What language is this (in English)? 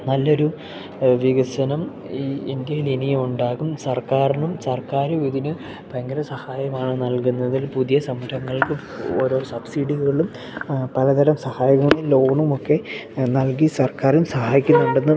Malayalam